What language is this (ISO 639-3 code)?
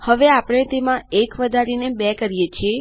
guj